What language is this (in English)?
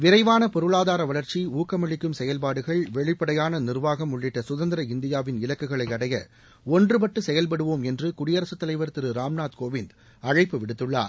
Tamil